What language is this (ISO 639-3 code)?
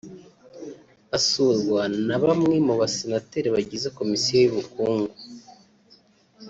kin